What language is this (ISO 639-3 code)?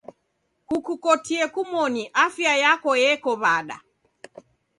dav